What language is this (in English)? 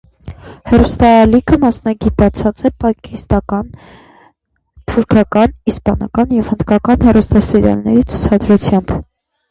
Armenian